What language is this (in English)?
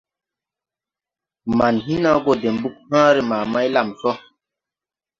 Tupuri